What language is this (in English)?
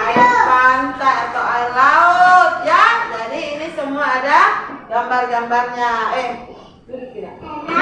Indonesian